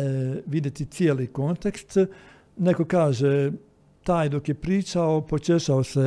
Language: Croatian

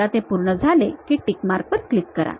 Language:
Marathi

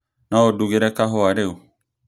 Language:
Kikuyu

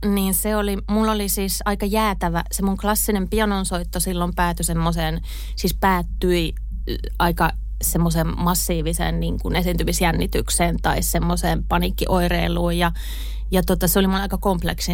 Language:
Finnish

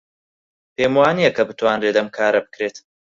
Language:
Central Kurdish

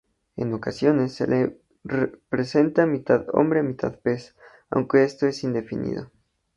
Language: Spanish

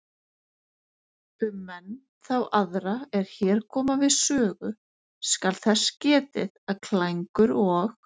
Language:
Icelandic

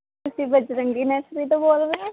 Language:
Punjabi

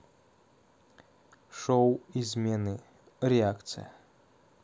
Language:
Russian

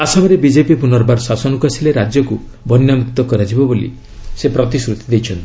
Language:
Odia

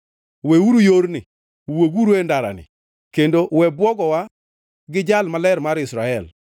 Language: Luo (Kenya and Tanzania)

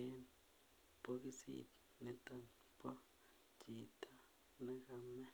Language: Kalenjin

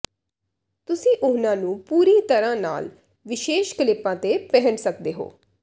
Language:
Punjabi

